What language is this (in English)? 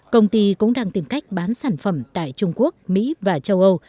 Vietnamese